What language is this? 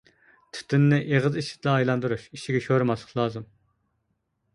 Uyghur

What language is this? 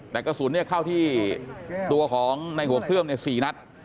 Thai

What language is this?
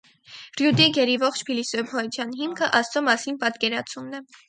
Armenian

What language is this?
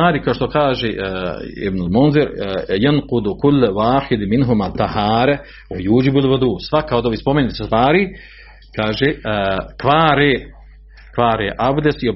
Croatian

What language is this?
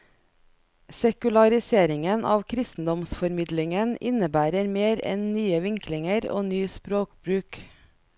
Norwegian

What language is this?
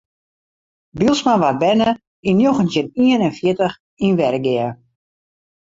Western Frisian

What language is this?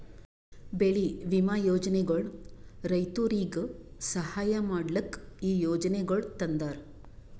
Kannada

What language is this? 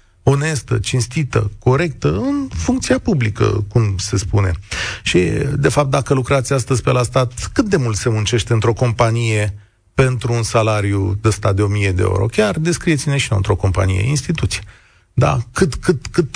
Romanian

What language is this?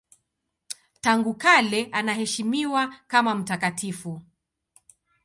Swahili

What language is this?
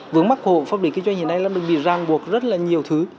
Vietnamese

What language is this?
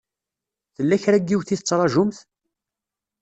Kabyle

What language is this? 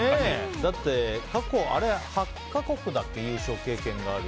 Japanese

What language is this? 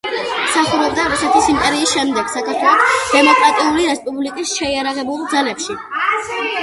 Georgian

